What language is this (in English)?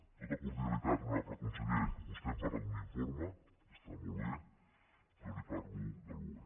Catalan